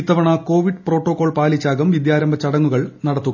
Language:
Malayalam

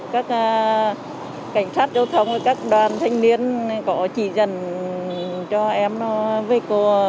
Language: Vietnamese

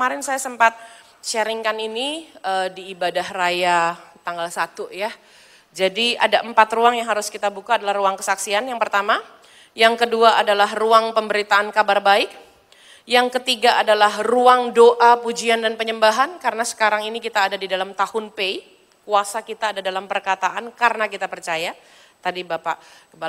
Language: Indonesian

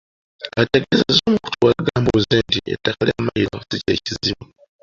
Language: Ganda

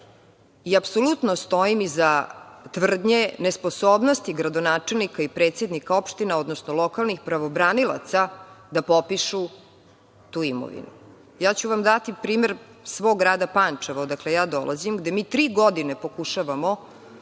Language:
Serbian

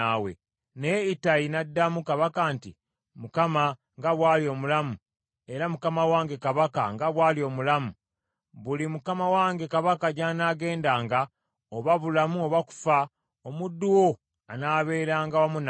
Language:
Ganda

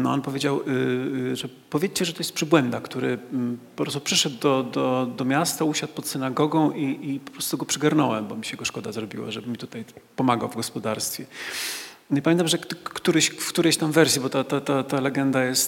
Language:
Polish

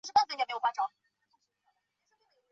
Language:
Chinese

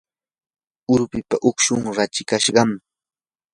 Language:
Yanahuanca Pasco Quechua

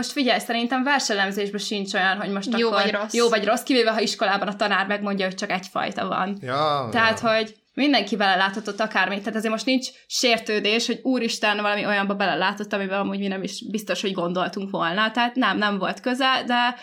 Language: Hungarian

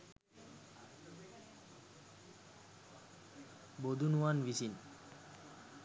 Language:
Sinhala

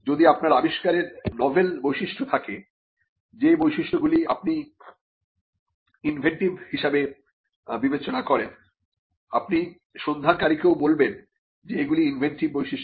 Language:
Bangla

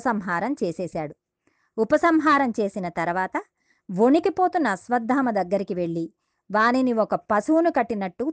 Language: Telugu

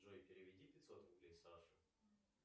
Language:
Russian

